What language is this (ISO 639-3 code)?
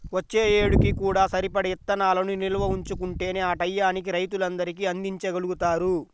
tel